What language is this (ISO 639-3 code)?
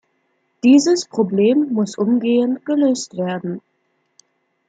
deu